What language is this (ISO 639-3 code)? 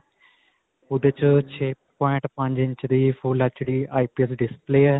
pan